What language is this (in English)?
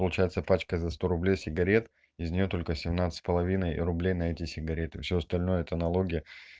Russian